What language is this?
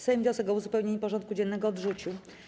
Polish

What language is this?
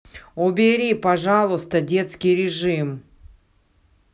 Russian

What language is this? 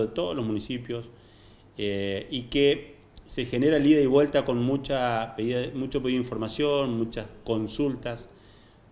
Spanish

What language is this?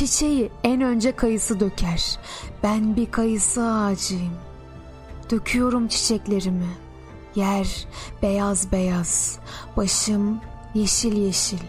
Turkish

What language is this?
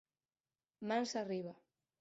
Galician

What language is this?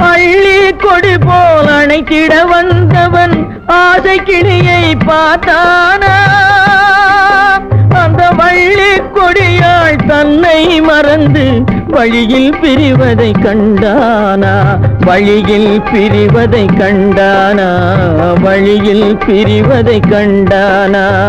Tamil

